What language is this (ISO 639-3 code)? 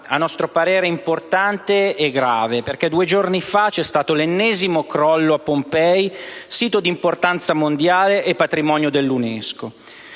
ita